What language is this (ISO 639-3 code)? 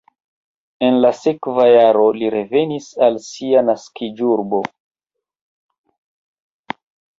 epo